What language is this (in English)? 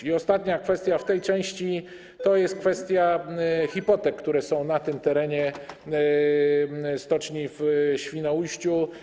Polish